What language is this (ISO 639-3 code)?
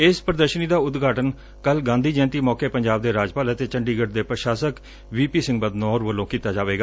pan